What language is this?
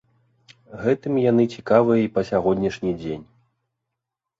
Belarusian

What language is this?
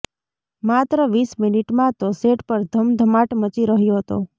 Gujarati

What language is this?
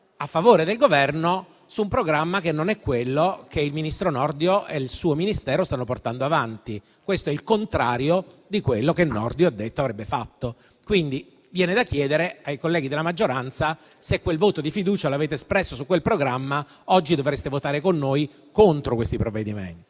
Italian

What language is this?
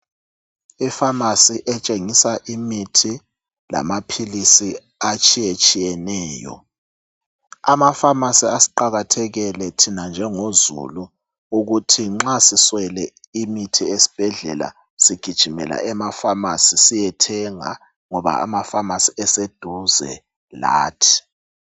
North Ndebele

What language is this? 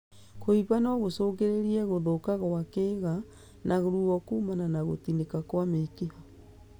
Kikuyu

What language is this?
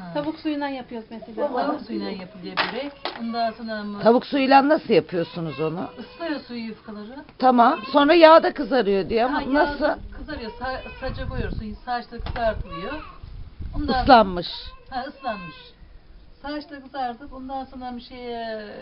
Turkish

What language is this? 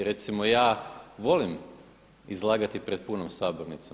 Croatian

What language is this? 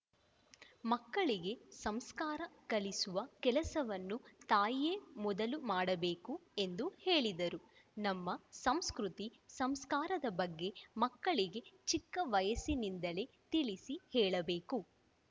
Kannada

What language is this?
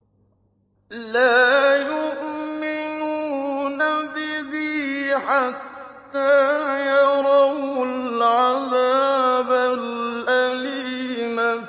Arabic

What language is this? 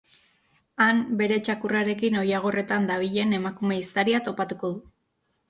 Basque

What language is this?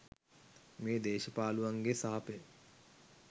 Sinhala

